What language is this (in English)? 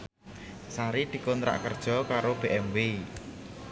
Javanese